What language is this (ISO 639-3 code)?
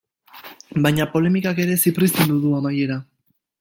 eus